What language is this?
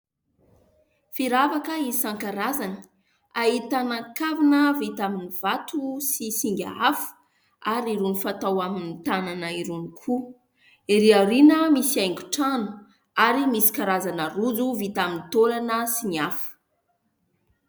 Malagasy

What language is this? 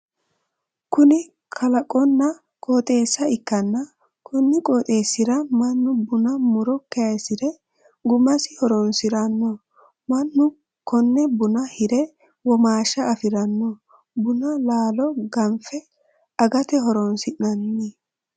Sidamo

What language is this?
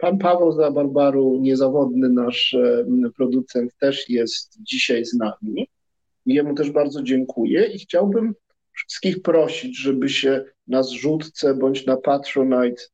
Polish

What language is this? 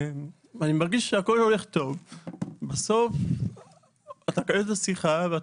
Hebrew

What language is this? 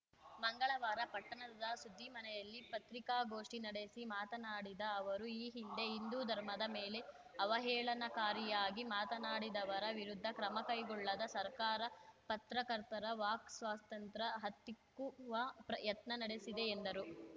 Kannada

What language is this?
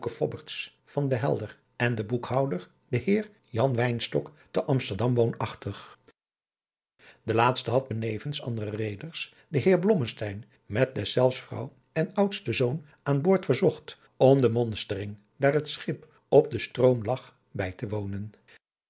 Dutch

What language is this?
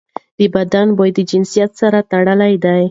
Pashto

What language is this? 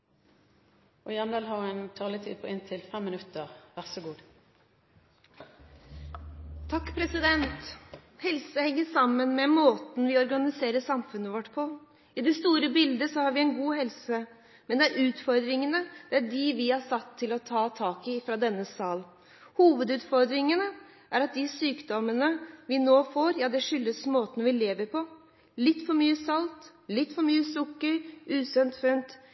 Norwegian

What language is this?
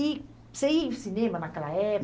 Portuguese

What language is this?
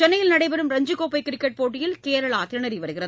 Tamil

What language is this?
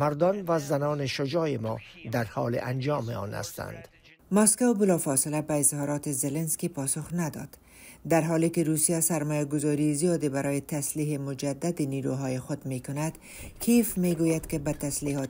Persian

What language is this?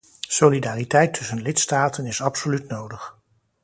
Dutch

